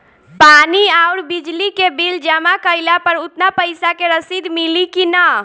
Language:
Bhojpuri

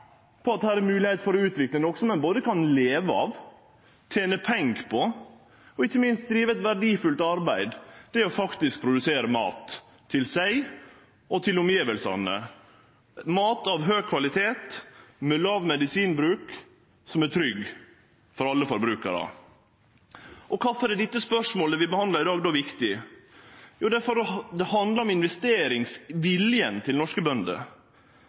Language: Norwegian Nynorsk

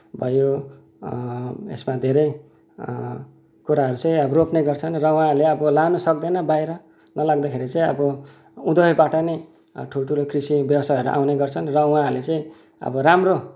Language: Nepali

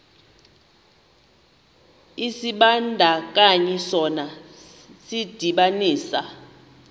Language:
Xhosa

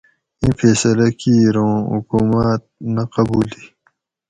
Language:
Gawri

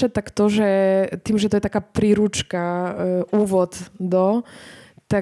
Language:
Slovak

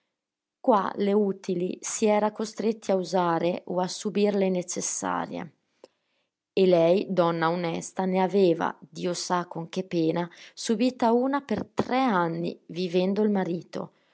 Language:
Italian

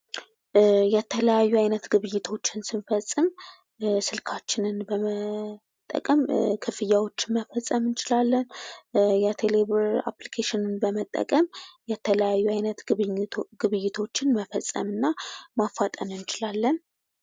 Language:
Amharic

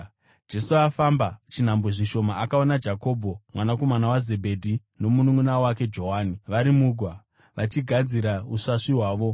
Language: Shona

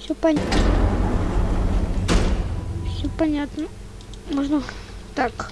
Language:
Russian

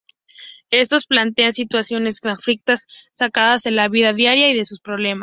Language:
Spanish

